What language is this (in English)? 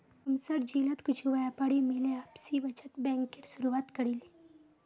Magahi